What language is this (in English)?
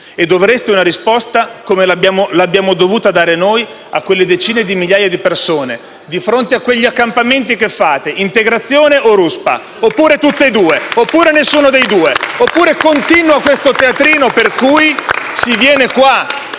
Italian